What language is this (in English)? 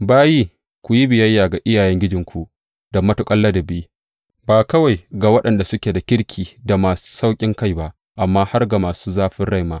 Hausa